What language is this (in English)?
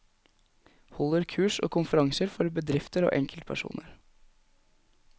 Norwegian